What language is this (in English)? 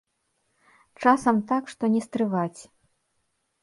Belarusian